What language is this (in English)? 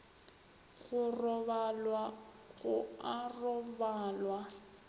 Northern Sotho